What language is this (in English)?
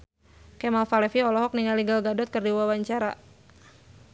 Sundanese